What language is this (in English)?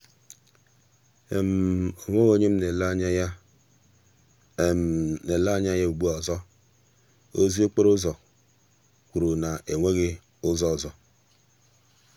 Igbo